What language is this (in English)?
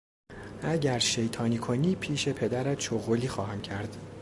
Persian